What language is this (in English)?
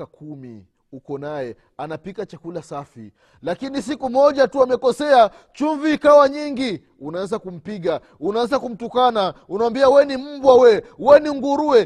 Swahili